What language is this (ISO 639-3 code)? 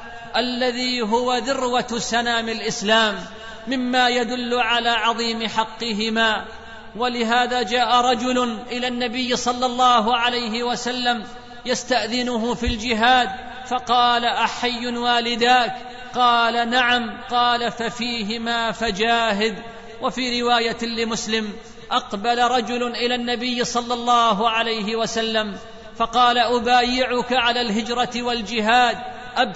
ara